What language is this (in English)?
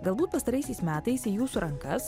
Lithuanian